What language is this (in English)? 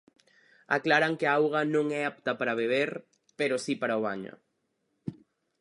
Galician